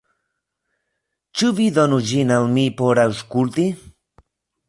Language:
Esperanto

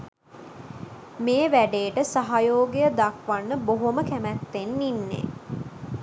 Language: Sinhala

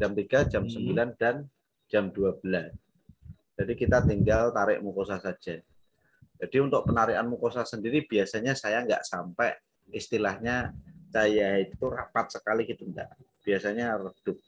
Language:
Indonesian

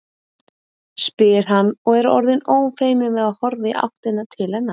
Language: Icelandic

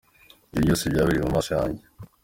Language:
Kinyarwanda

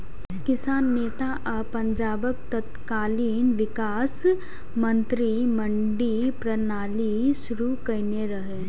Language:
Maithili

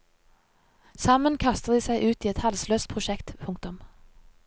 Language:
Norwegian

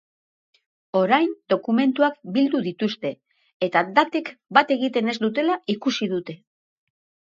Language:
Basque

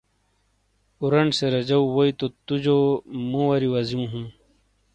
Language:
Shina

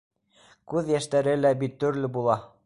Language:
Bashkir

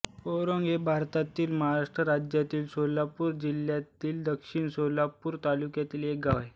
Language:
Marathi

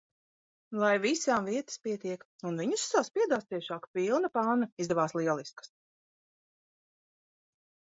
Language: Latvian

